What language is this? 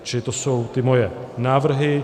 Czech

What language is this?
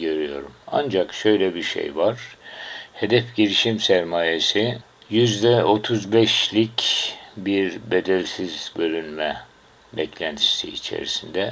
Turkish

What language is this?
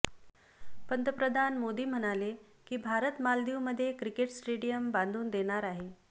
Marathi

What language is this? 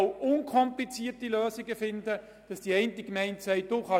Swiss German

